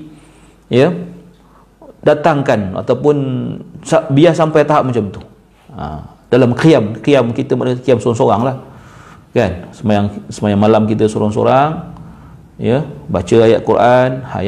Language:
Malay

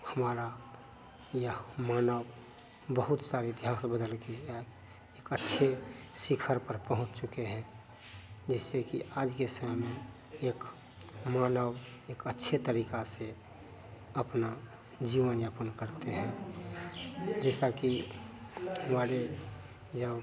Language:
Hindi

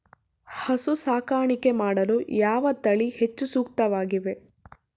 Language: Kannada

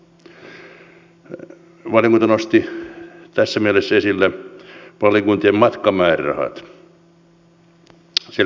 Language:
Finnish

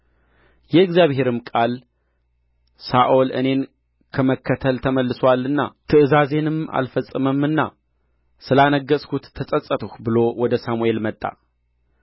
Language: Amharic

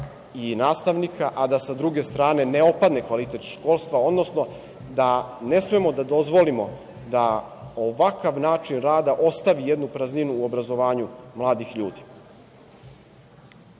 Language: Serbian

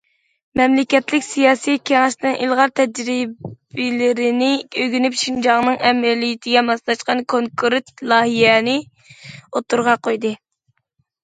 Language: Uyghur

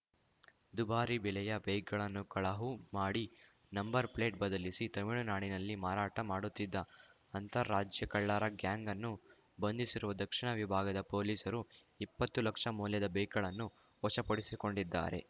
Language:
Kannada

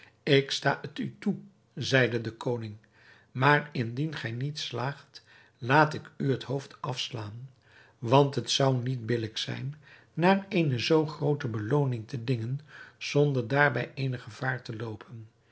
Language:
Dutch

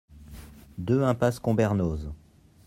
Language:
French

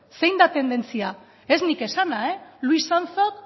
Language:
Basque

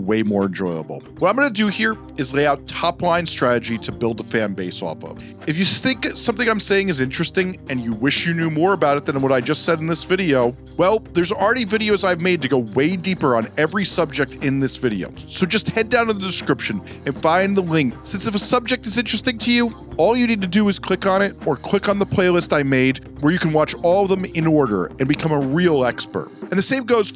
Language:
English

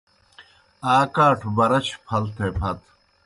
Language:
Kohistani Shina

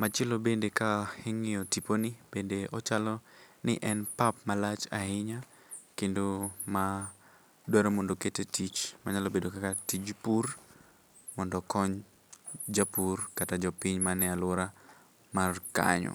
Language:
Luo (Kenya and Tanzania)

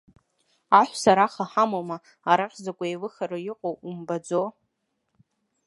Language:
Abkhazian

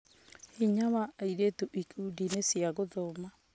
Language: Kikuyu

